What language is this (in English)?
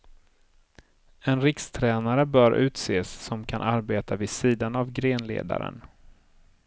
Swedish